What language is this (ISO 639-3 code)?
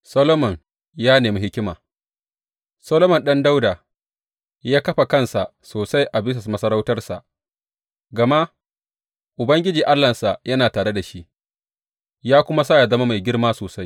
hau